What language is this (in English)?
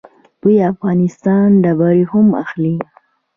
Pashto